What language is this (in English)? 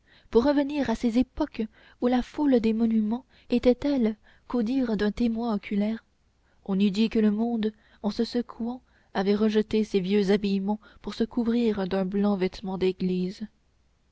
French